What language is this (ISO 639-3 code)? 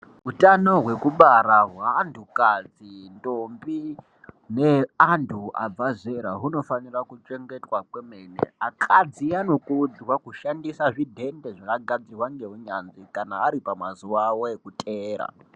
ndc